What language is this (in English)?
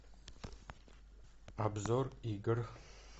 Russian